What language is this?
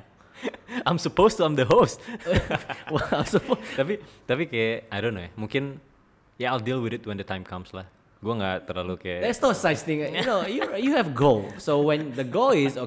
Indonesian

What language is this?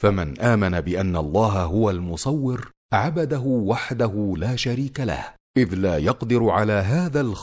Arabic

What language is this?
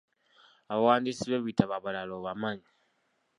Ganda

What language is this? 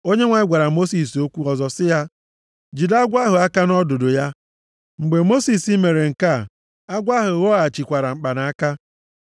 Igbo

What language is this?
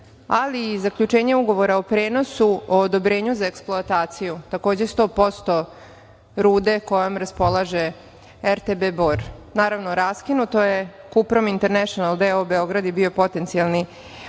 Serbian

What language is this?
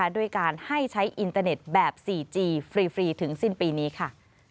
Thai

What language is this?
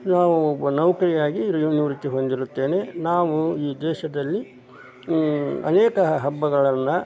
Kannada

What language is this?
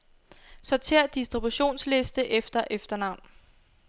Danish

